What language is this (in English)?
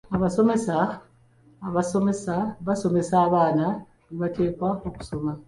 Ganda